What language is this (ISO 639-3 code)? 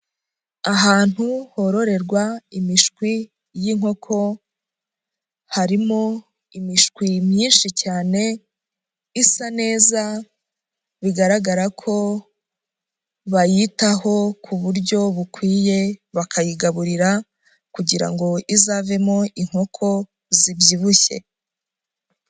kin